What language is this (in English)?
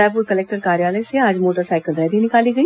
Hindi